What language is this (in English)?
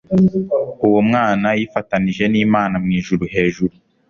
Kinyarwanda